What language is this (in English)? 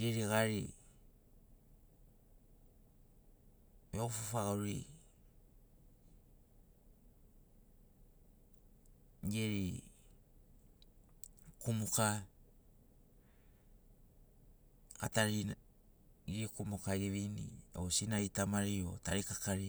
Sinaugoro